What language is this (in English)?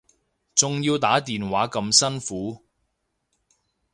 Cantonese